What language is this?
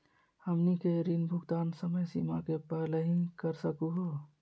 Magahi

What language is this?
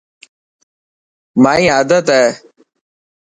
Dhatki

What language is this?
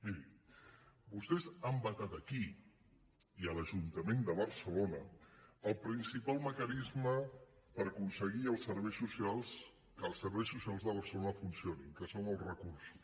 Catalan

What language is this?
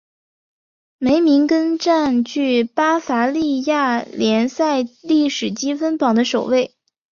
Chinese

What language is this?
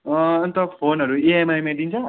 Nepali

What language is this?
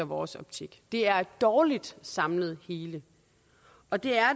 Danish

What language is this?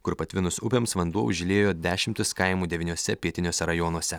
Lithuanian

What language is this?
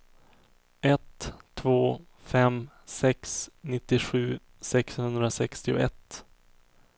Swedish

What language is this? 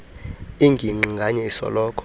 Xhosa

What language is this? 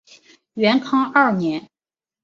Chinese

